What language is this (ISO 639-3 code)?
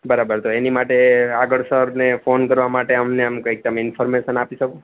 guj